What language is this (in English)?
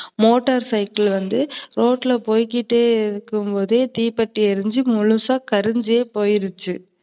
Tamil